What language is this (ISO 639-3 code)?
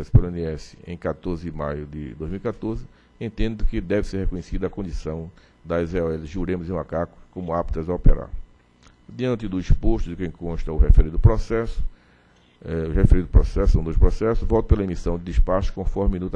por